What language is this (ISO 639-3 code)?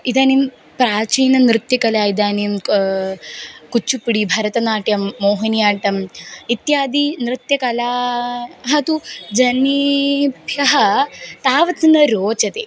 san